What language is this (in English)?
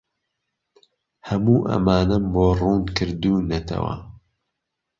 Central Kurdish